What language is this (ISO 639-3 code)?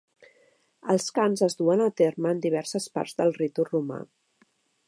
cat